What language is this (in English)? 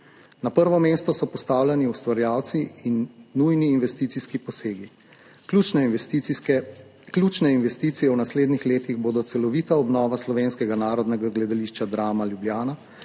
Slovenian